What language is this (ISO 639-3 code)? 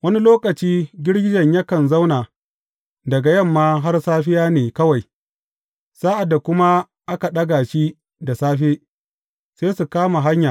hau